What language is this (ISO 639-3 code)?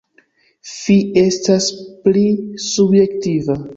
epo